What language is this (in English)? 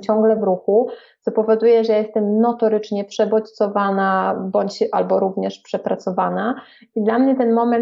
Polish